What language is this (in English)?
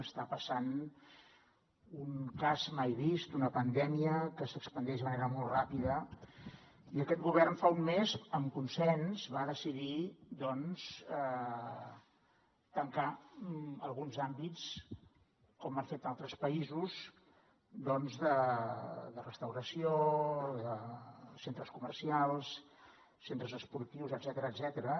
Catalan